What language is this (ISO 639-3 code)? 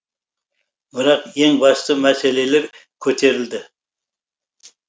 kaz